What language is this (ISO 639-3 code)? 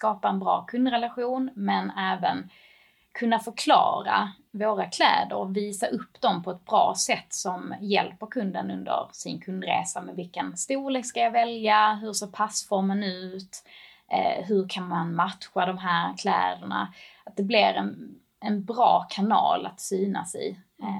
swe